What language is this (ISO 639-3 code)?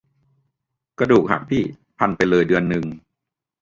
tha